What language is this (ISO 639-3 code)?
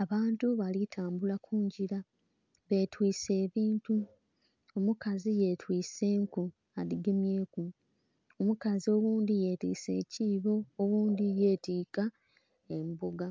xog